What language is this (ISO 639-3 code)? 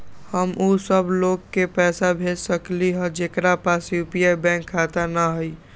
mag